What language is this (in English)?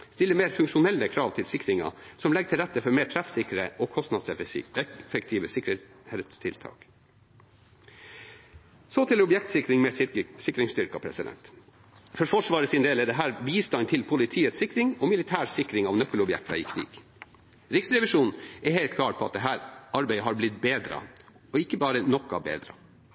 Norwegian Bokmål